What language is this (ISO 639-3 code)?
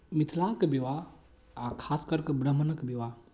mai